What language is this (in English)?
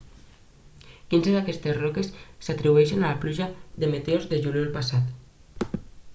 Catalan